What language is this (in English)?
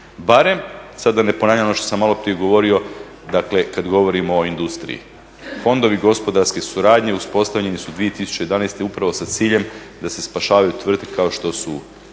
Croatian